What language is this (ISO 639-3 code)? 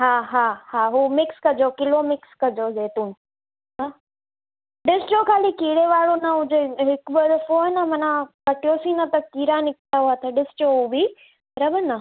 snd